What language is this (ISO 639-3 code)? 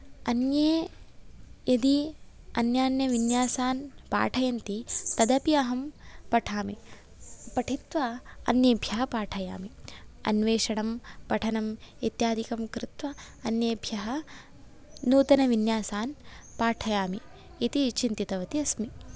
san